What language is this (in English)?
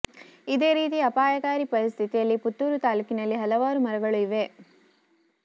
Kannada